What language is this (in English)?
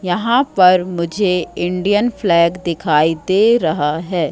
Hindi